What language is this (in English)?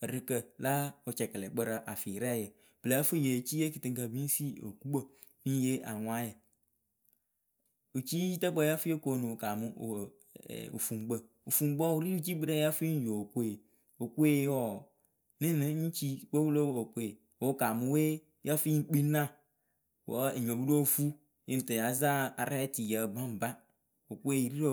Akebu